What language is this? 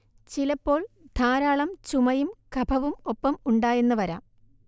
Malayalam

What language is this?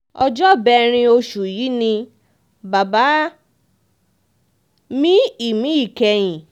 Yoruba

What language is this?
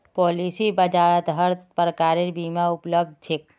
Magahi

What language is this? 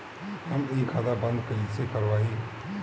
Bhojpuri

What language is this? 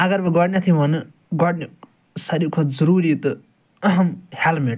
Kashmiri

